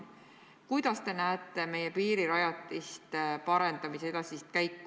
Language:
Estonian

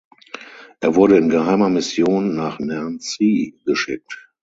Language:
German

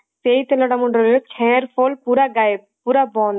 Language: Odia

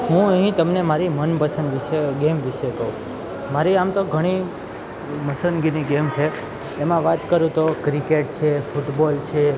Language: Gujarati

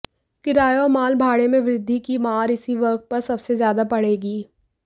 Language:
Hindi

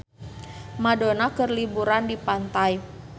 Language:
Sundanese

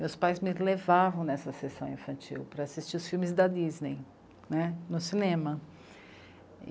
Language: Portuguese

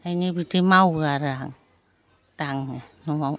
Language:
Bodo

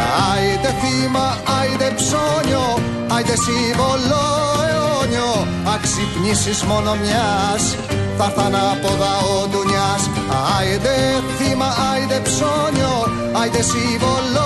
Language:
Greek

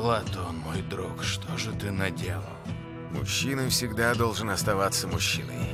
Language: Russian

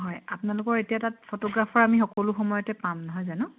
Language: Assamese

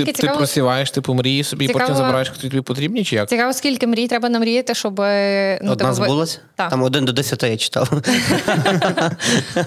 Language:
Ukrainian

